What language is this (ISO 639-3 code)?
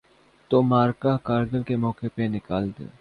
urd